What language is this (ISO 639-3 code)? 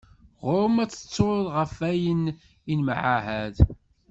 kab